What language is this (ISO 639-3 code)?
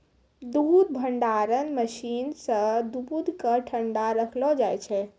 mai